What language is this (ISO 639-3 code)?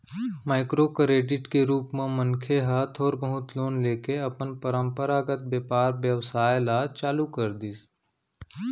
hne